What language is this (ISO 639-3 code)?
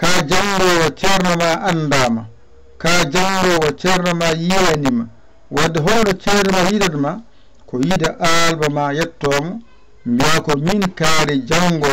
nld